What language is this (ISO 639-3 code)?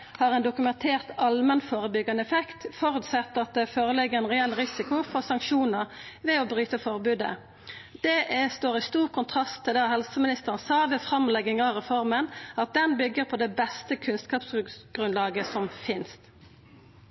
nno